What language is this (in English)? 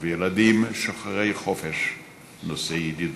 Hebrew